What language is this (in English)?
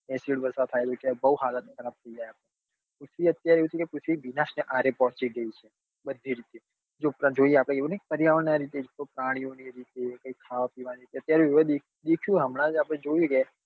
Gujarati